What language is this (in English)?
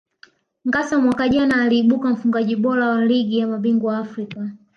Swahili